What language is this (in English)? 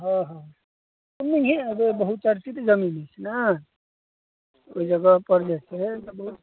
Maithili